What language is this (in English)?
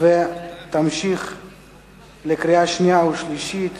Hebrew